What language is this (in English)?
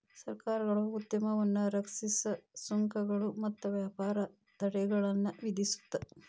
Kannada